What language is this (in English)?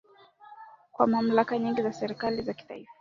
Swahili